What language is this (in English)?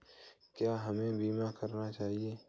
Hindi